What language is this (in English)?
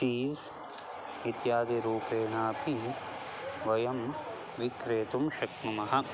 Sanskrit